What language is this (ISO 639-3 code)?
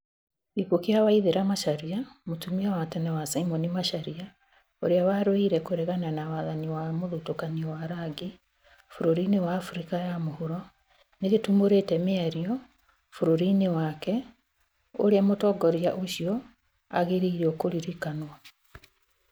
kik